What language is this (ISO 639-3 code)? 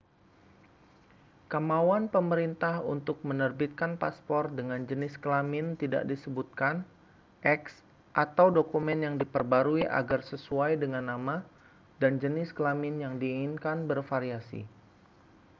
ind